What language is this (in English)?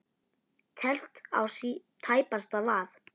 Icelandic